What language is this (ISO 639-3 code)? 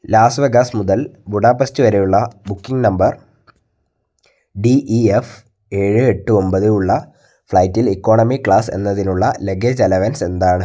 mal